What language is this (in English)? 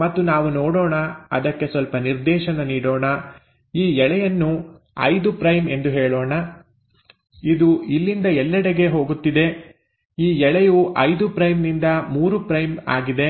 Kannada